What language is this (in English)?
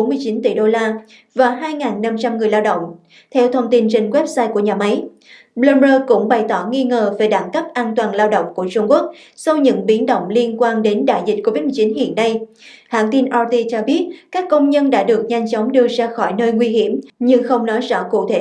Vietnamese